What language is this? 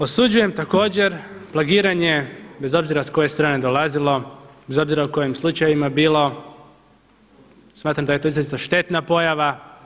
Croatian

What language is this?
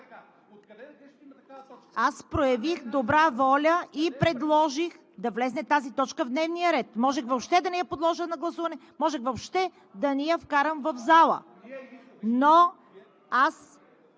Bulgarian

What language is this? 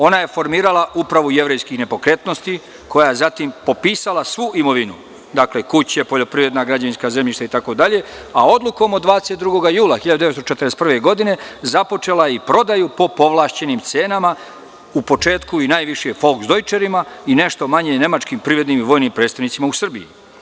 Serbian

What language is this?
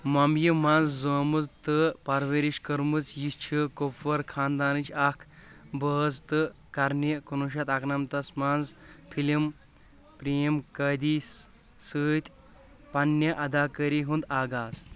Kashmiri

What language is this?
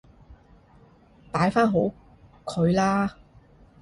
Cantonese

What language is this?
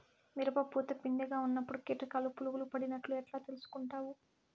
Telugu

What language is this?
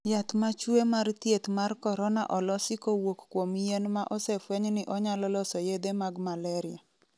Luo (Kenya and Tanzania)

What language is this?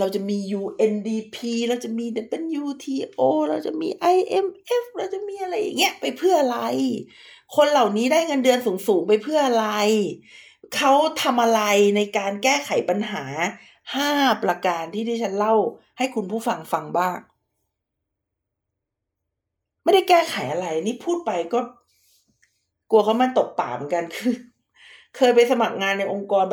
Thai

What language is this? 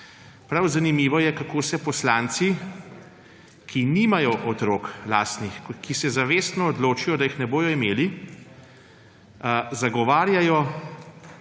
Slovenian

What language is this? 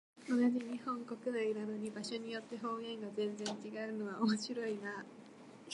Japanese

